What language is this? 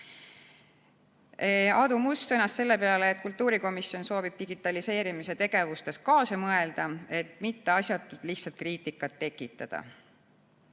Estonian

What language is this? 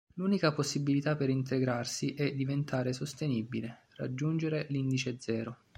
Italian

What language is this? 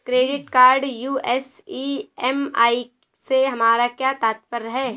Hindi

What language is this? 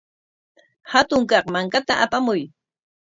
Corongo Ancash Quechua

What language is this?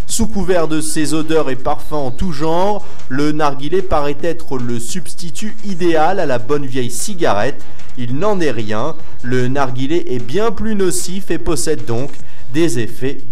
French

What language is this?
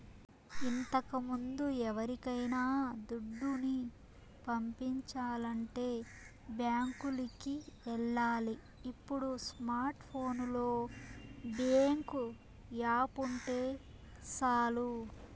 Telugu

